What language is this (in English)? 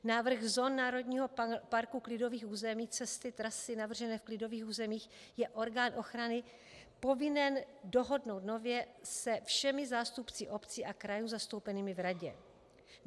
Czech